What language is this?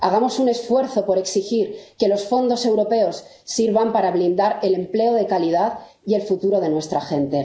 Spanish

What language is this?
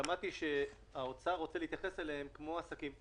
Hebrew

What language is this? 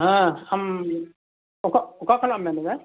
Santali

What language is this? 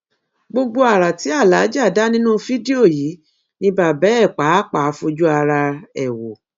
Yoruba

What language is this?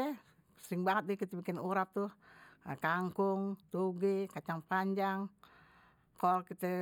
Betawi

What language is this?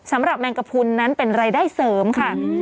Thai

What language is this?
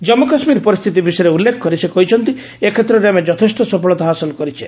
Odia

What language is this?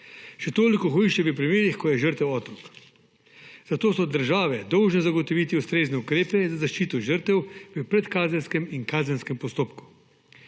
Slovenian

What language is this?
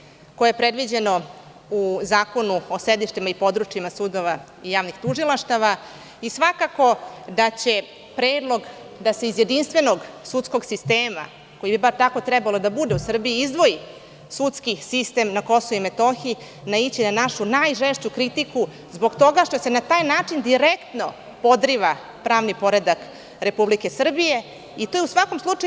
Serbian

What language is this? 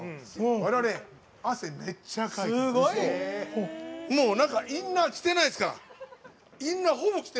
Japanese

